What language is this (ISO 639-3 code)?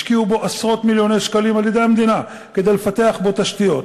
heb